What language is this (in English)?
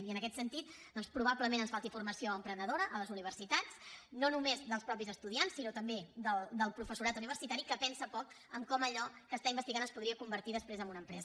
Catalan